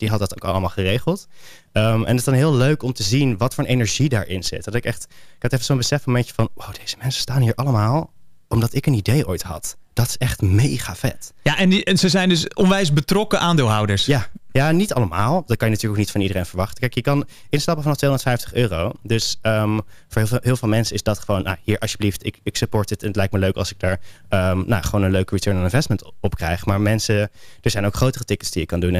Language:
Dutch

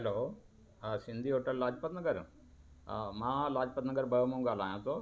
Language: Sindhi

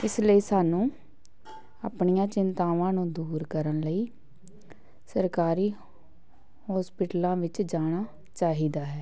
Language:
Punjabi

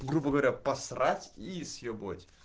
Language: Russian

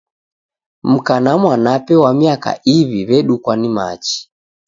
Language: Taita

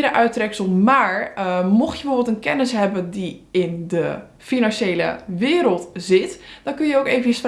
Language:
Dutch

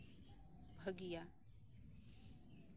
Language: Santali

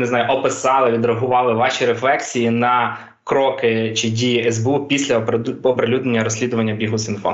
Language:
Ukrainian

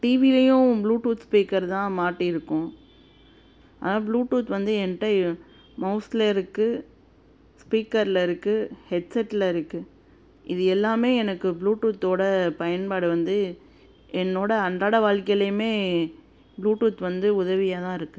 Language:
Tamil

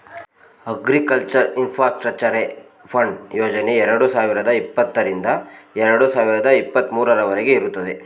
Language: Kannada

